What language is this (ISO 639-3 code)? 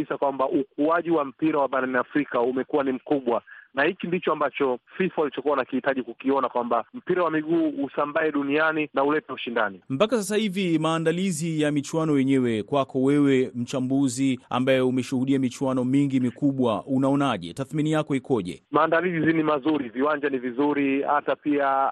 swa